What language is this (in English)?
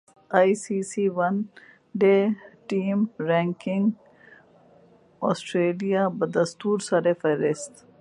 Urdu